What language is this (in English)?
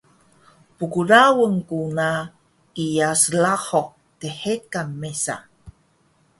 Taroko